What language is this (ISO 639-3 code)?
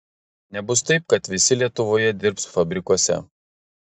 lit